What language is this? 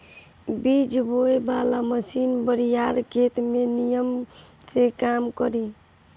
Bhojpuri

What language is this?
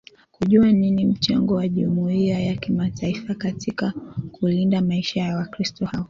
Swahili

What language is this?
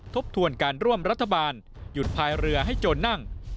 Thai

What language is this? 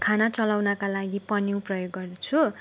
Nepali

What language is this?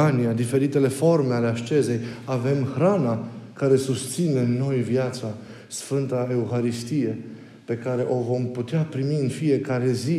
Romanian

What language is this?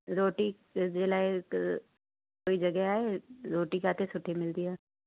Sindhi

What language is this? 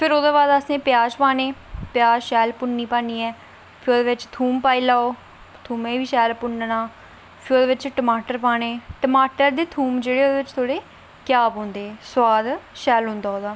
Dogri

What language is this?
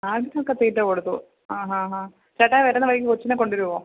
Malayalam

